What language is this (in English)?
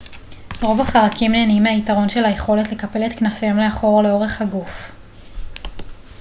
Hebrew